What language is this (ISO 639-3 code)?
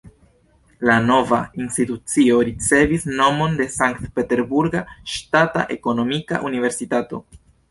epo